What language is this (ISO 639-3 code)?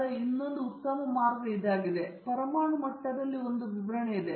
kan